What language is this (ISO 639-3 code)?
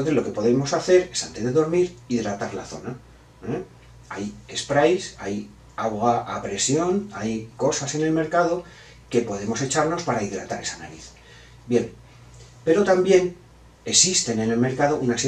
spa